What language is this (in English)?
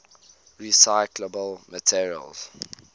English